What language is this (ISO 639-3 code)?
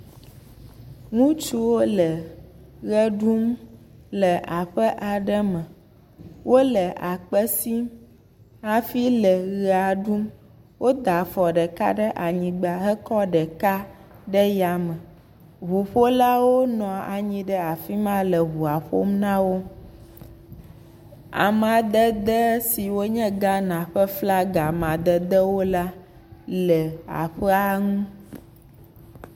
ewe